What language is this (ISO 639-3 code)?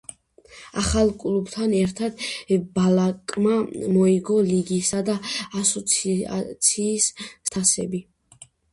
kat